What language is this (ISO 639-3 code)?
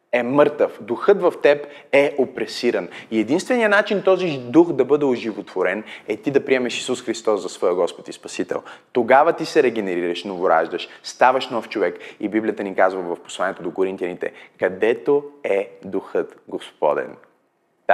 bul